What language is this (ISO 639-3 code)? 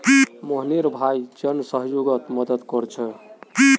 mag